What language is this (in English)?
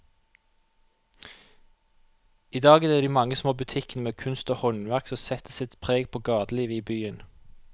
Norwegian